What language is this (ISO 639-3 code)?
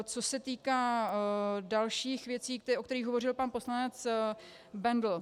ces